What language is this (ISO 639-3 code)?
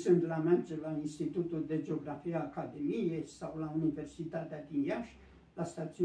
ron